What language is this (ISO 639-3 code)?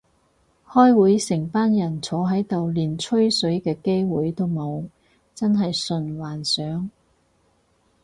yue